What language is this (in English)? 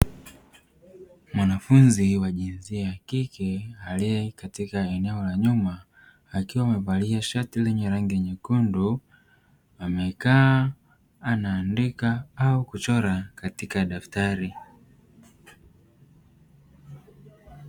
Swahili